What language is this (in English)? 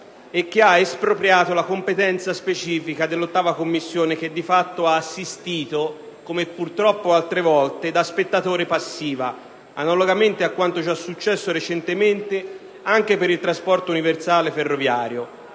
Italian